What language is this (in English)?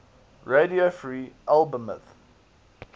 English